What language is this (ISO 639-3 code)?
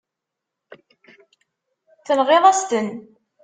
kab